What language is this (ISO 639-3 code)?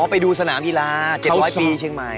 tha